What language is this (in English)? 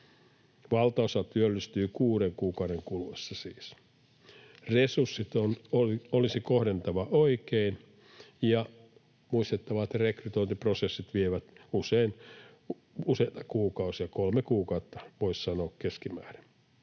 Finnish